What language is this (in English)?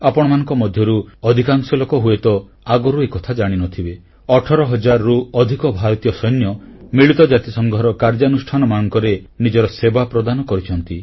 Odia